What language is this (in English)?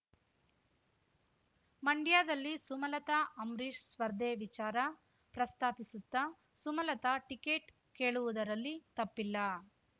Kannada